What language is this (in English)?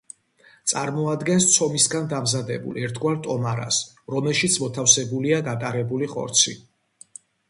Georgian